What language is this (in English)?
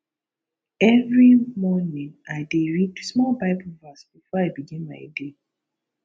Nigerian Pidgin